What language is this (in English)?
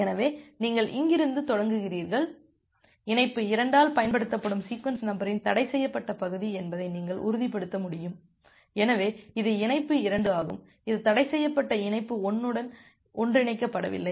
Tamil